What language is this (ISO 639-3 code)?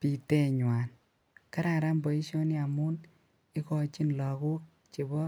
kln